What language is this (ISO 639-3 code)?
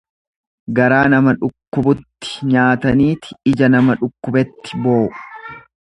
orm